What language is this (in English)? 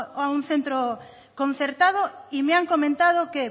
Spanish